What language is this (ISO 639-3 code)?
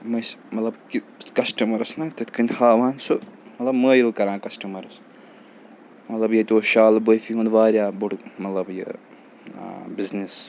kas